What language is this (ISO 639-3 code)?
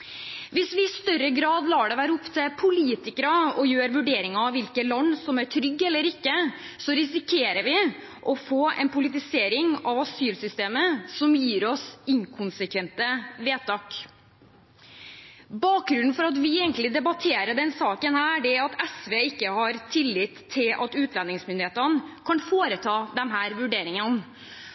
nob